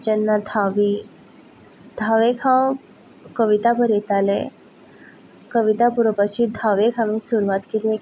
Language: Konkani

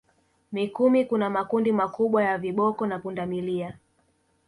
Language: Swahili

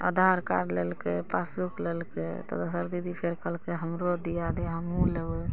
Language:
Maithili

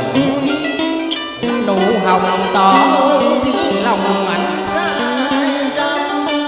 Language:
Vietnamese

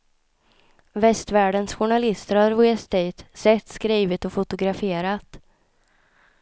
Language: Swedish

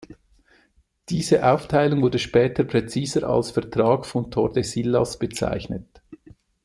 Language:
German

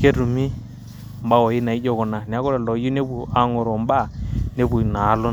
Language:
Masai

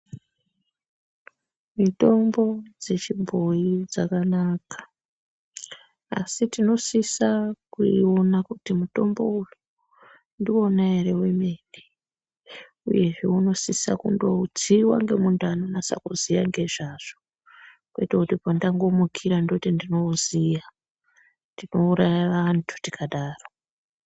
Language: Ndau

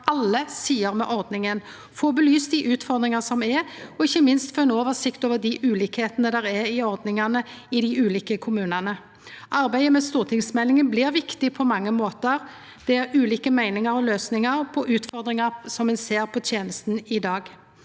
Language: Norwegian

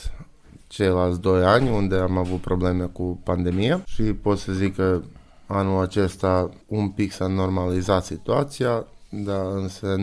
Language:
Romanian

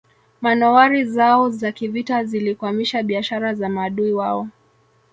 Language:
Swahili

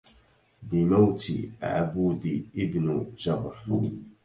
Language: Arabic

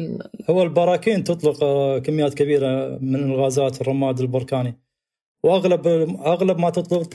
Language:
Arabic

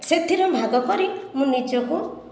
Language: Odia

